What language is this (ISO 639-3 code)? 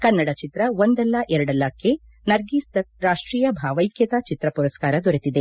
kan